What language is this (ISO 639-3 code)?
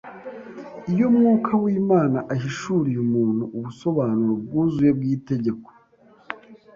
kin